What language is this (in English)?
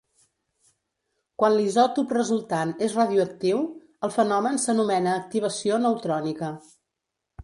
Catalan